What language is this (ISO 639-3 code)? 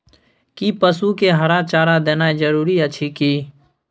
mai